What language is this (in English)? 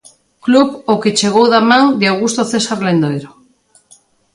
Galician